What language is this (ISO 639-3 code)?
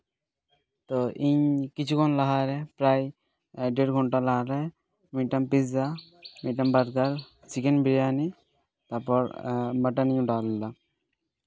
sat